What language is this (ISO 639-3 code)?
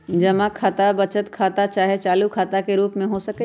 mag